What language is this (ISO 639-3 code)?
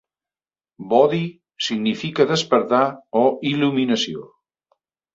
cat